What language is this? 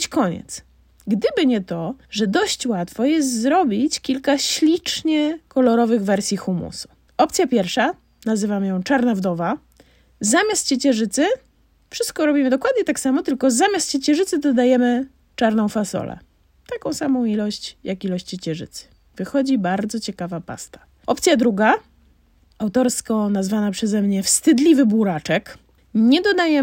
Polish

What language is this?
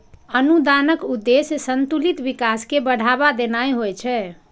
Maithili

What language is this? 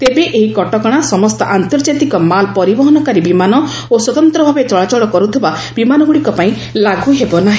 Odia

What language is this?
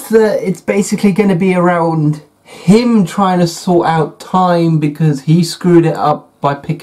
English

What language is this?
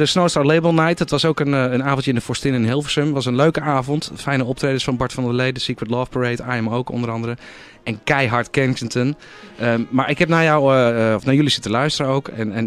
Dutch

